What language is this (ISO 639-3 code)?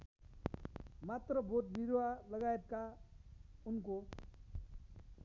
nep